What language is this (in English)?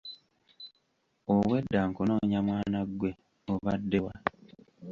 Ganda